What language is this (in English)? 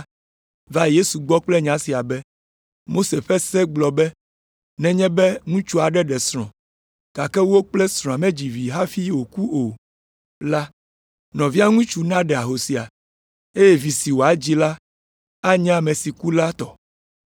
Ewe